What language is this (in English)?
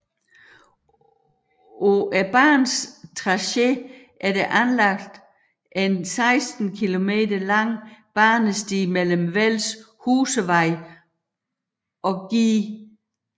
Danish